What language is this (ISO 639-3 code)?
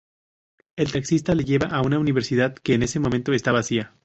spa